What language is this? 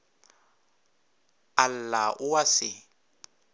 Northern Sotho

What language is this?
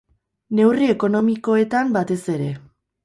Basque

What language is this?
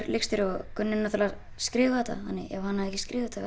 Icelandic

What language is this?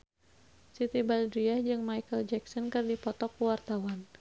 Sundanese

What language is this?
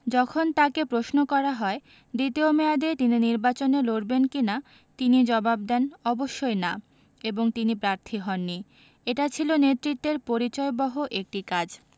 Bangla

